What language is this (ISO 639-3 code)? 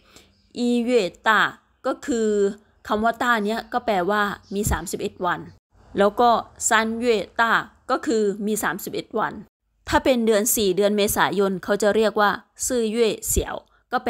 tha